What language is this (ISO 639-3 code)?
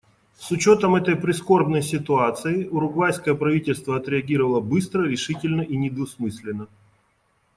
rus